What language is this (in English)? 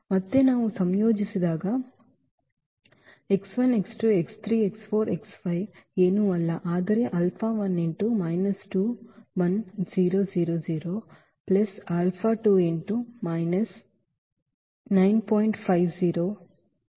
Kannada